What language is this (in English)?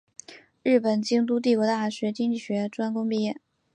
Chinese